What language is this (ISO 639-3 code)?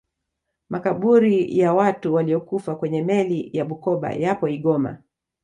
swa